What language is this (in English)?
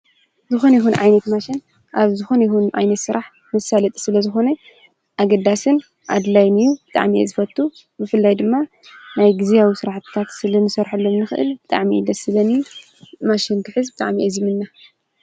Tigrinya